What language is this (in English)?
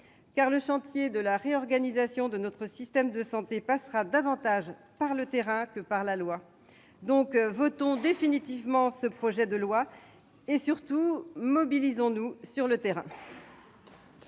French